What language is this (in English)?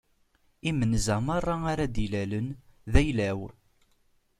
Kabyle